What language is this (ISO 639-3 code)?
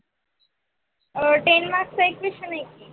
mar